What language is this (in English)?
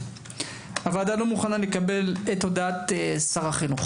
Hebrew